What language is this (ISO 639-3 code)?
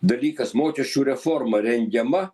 lit